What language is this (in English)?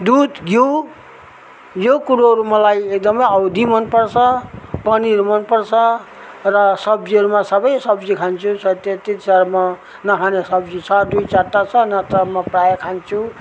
Nepali